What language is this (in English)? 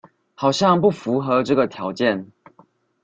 Chinese